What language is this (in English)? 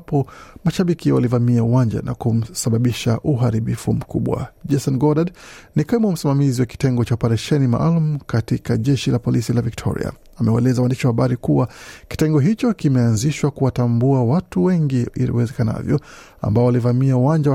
Swahili